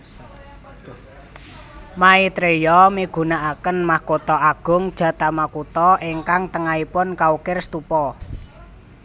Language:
Javanese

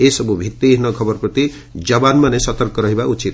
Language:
Odia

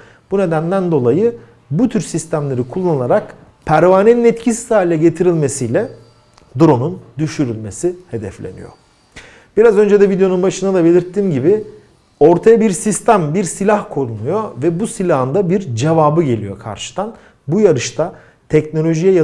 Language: Turkish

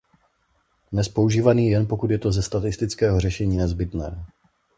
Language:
Czech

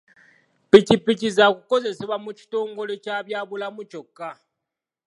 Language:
Ganda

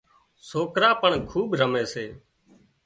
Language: Wadiyara Koli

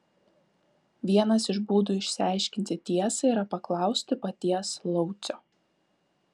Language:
Lithuanian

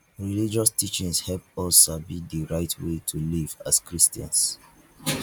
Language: Nigerian Pidgin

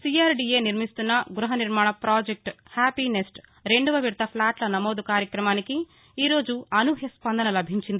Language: Telugu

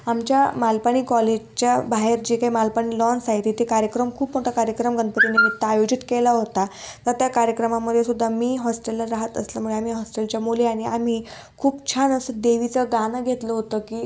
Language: Marathi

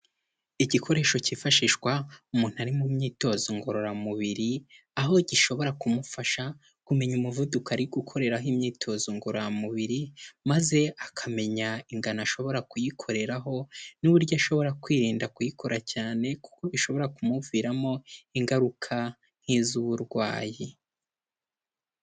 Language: Kinyarwanda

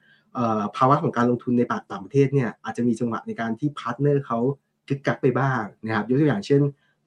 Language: Thai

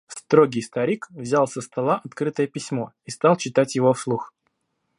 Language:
Russian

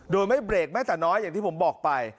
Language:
Thai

